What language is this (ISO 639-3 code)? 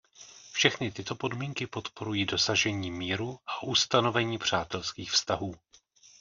ces